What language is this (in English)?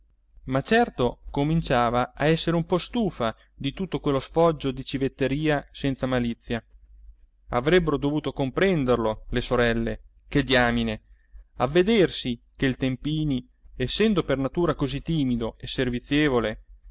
Italian